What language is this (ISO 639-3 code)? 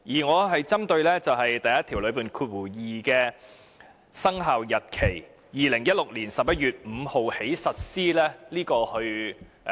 yue